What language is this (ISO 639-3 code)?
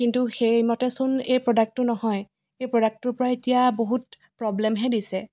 asm